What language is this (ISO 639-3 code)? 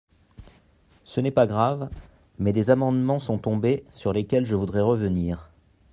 fra